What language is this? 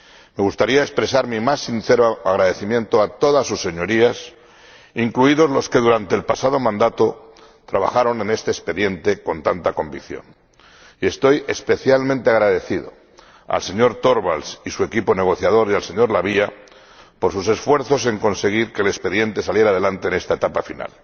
Spanish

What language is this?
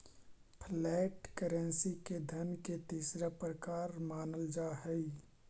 Magahi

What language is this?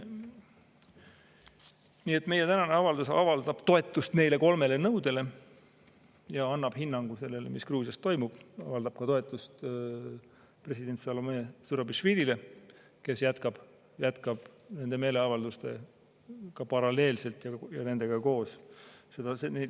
Estonian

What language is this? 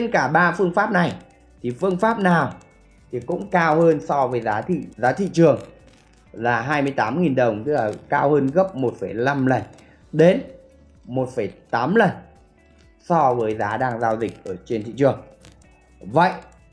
Vietnamese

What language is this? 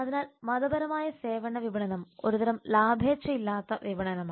Malayalam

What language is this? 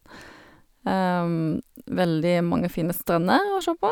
Norwegian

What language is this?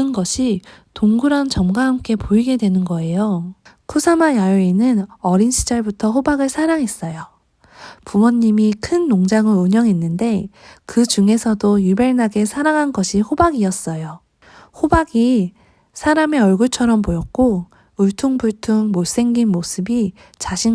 Korean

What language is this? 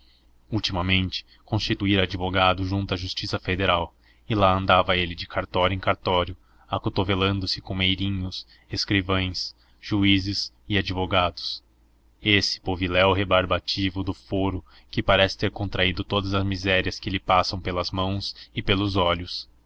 Portuguese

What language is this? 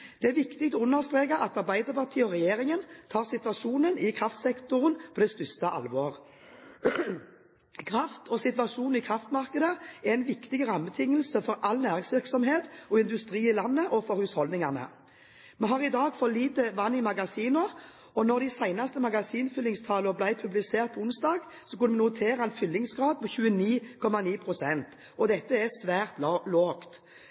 Norwegian Bokmål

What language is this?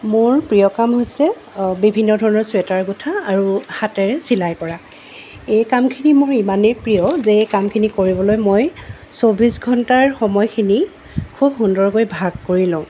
Assamese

